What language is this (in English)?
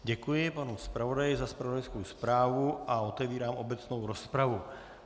Czech